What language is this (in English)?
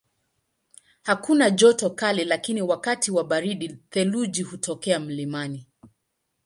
Swahili